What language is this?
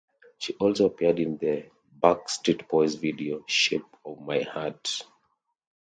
English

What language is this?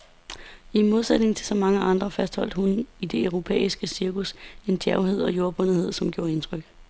Danish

